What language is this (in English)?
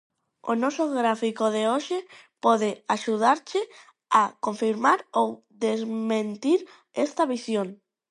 Galician